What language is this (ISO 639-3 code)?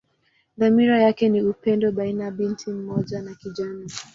swa